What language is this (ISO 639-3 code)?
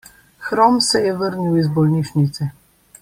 slv